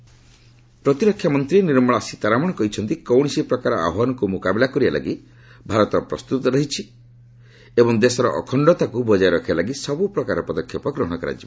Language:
Odia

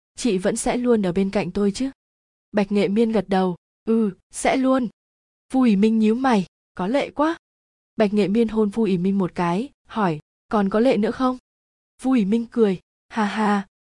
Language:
Vietnamese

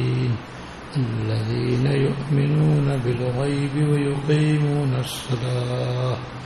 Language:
Urdu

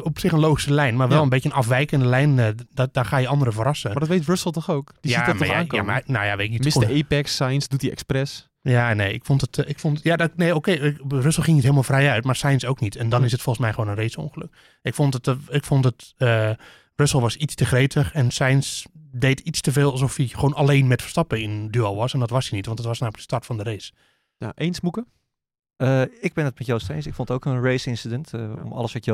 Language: Dutch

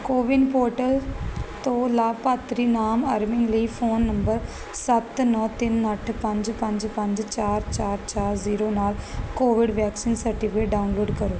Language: Punjabi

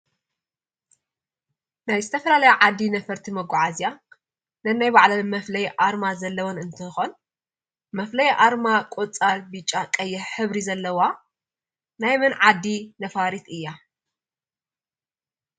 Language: Tigrinya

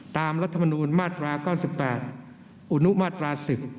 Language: Thai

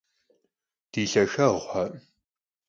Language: Kabardian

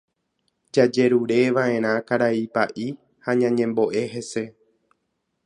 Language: Guarani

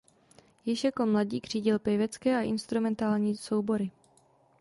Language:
Czech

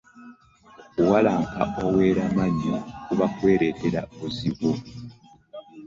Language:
Ganda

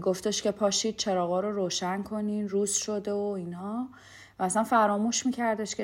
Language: Persian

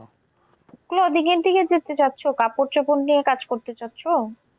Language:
Bangla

